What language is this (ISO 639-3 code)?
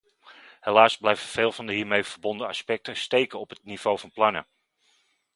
nld